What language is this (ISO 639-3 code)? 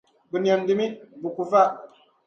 dag